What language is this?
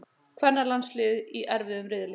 Icelandic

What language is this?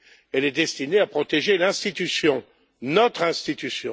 French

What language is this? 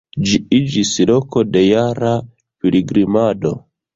Esperanto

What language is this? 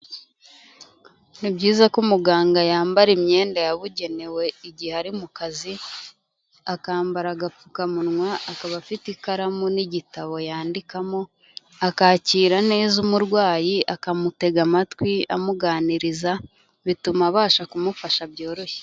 Kinyarwanda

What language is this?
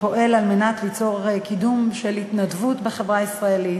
Hebrew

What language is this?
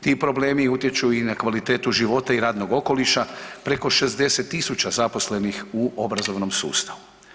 Croatian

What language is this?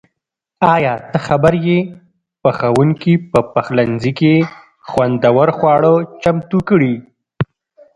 Pashto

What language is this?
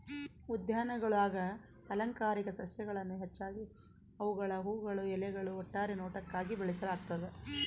Kannada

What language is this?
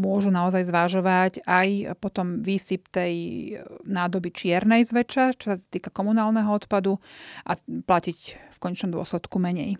Slovak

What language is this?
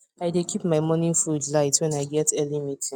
Nigerian Pidgin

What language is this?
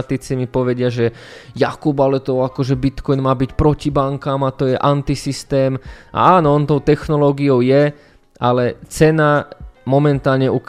Slovak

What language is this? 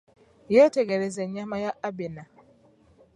Ganda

